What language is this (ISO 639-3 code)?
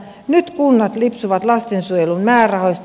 fin